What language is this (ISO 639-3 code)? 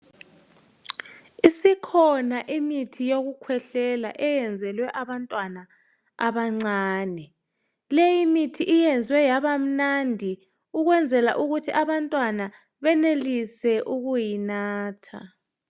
nde